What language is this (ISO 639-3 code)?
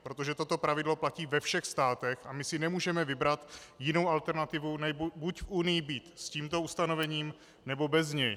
ces